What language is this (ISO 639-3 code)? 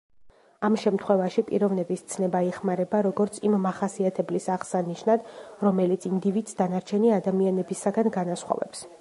kat